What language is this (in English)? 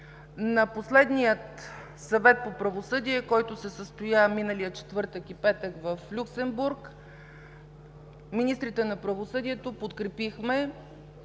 Bulgarian